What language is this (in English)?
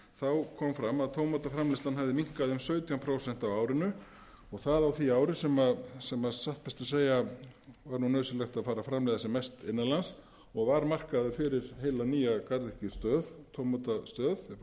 Icelandic